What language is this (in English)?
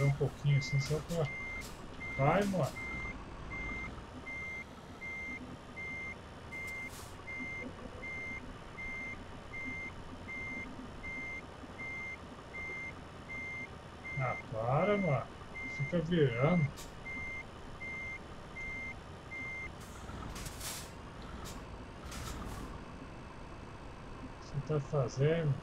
Portuguese